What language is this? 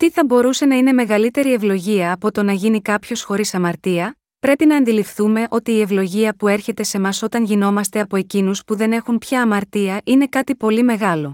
Greek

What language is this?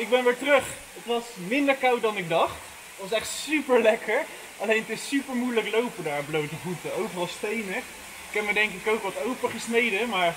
Dutch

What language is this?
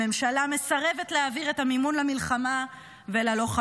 Hebrew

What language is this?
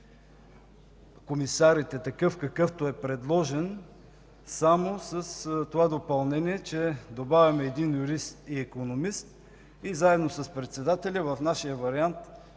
Bulgarian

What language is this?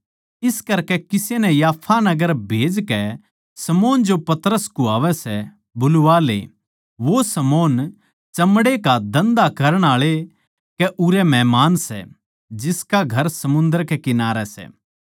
Haryanvi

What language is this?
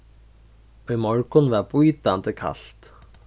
Faroese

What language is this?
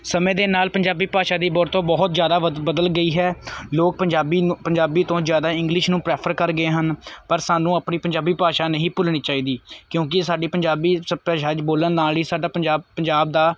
Punjabi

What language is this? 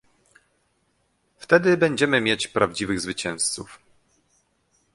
Polish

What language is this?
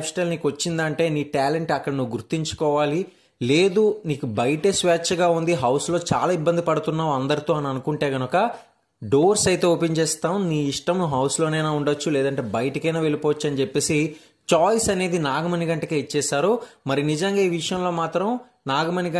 Telugu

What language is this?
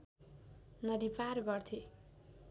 Nepali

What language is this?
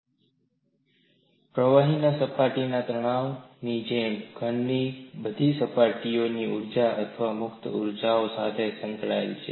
Gujarati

